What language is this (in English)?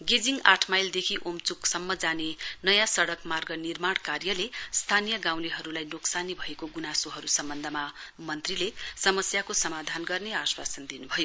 Nepali